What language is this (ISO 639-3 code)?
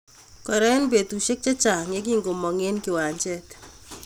kln